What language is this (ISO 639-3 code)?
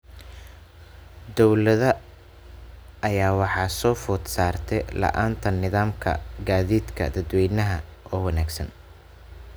som